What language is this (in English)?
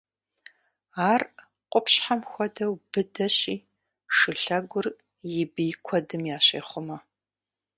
Kabardian